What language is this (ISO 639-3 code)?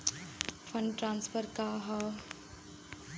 bho